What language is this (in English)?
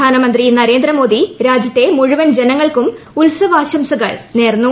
Malayalam